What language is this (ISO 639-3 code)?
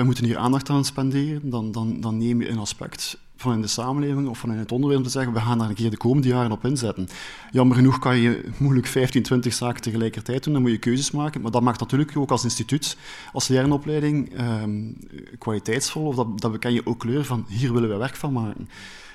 nld